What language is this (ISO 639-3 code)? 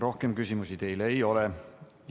est